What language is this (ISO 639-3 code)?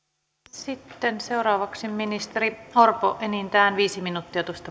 fin